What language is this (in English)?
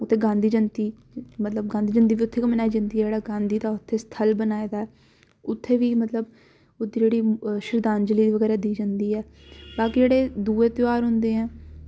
Dogri